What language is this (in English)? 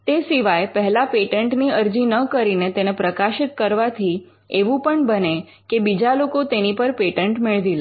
Gujarati